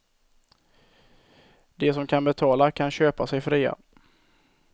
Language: Swedish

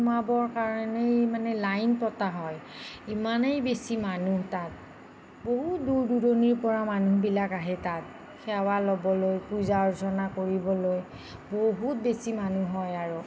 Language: Assamese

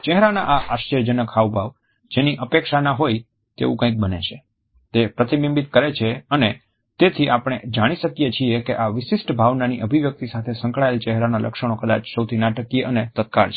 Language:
Gujarati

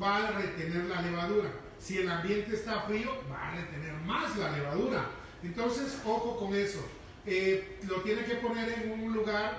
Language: Spanish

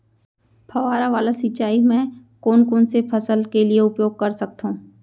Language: Chhattisgarhi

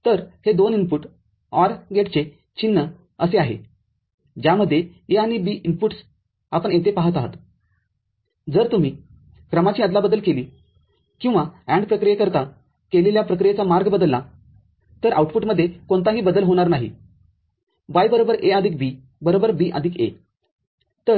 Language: Marathi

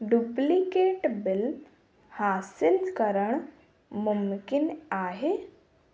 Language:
Sindhi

